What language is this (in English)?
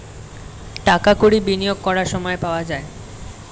Bangla